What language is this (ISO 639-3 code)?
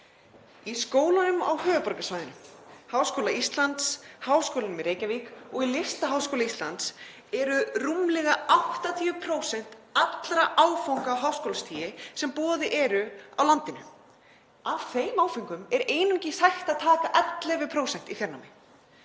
isl